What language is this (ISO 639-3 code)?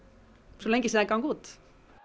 isl